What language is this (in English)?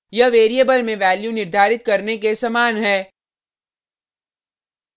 Hindi